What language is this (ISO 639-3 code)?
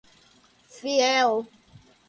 por